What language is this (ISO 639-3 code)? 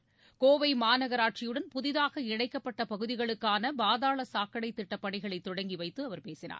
tam